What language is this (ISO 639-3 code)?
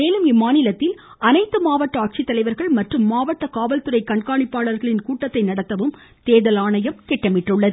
tam